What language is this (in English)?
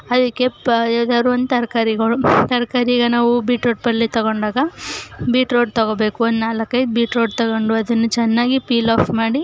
Kannada